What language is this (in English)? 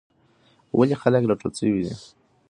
Pashto